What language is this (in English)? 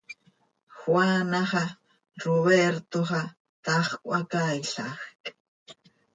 Seri